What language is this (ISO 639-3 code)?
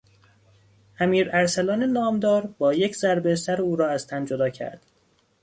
fas